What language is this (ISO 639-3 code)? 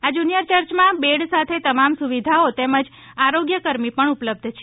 guj